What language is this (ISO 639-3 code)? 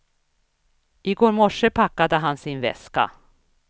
swe